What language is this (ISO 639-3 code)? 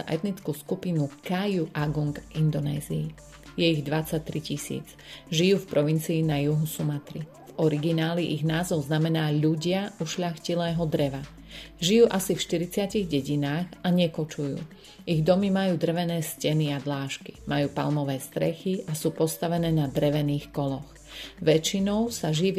slk